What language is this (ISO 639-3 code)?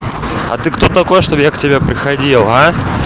rus